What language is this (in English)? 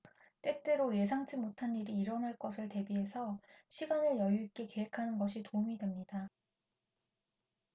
Korean